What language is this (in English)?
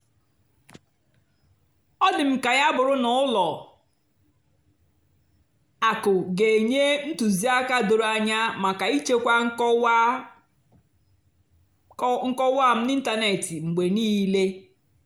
Igbo